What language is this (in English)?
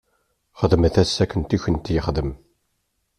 Kabyle